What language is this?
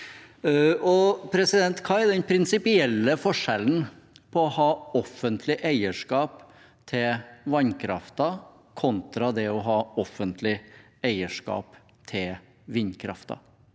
Norwegian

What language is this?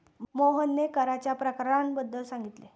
Marathi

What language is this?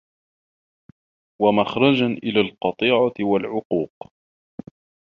Arabic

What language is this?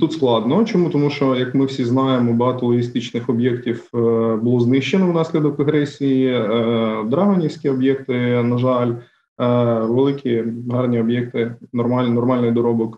Ukrainian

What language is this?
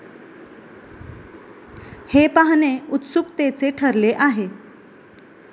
Marathi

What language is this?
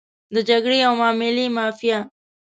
Pashto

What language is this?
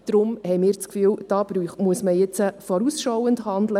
Swiss German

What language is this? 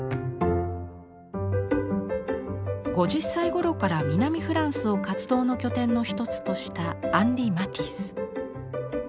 Japanese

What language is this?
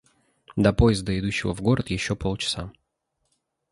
Russian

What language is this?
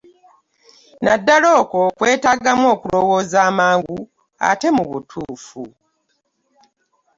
Ganda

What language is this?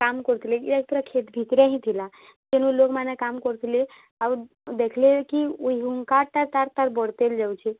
Odia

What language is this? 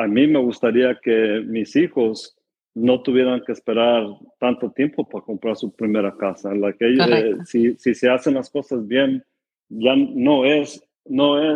Spanish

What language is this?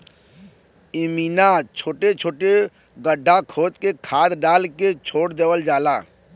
Bhojpuri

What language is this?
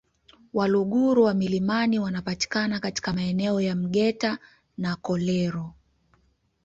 Swahili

